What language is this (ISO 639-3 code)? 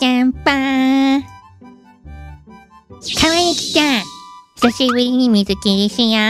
jpn